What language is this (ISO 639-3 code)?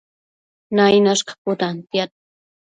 mcf